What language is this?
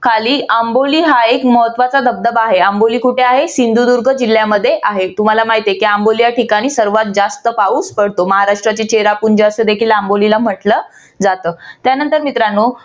Marathi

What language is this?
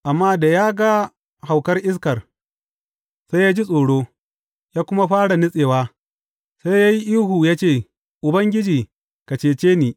Hausa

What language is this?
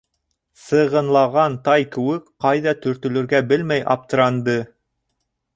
Bashkir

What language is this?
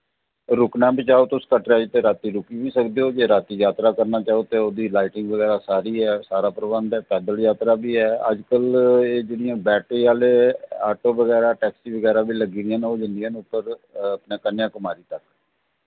Dogri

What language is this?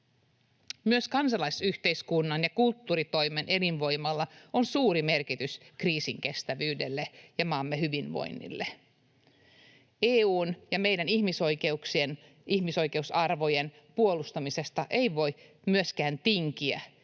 Finnish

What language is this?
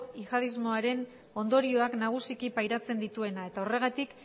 Basque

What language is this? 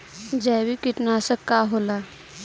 Bhojpuri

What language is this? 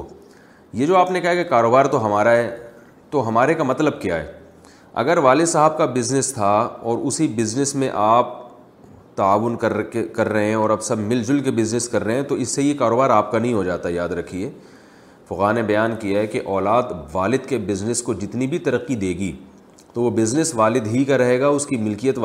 Urdu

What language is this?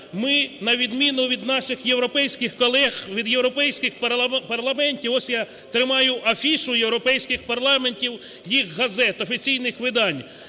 Ukrainian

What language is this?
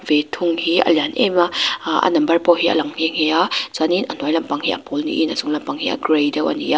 Mizo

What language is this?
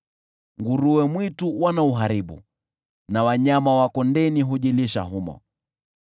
Swahili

